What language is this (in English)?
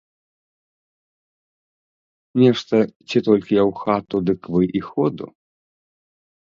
Belarusian